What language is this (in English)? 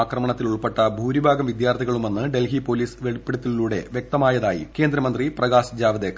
Malayalam